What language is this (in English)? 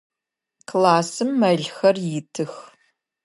Adyghe